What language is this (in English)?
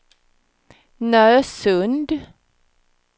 Swedish